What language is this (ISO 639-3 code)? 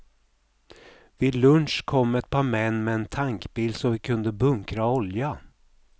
swe